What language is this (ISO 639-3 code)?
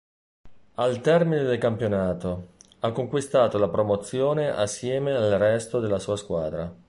ita